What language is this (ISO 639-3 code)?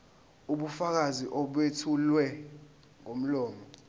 zul